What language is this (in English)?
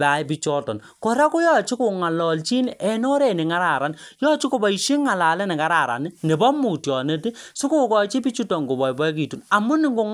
Kalenjin